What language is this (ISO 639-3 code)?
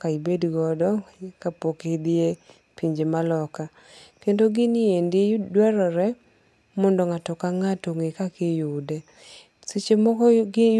luo